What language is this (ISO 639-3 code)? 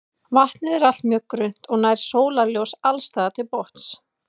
isl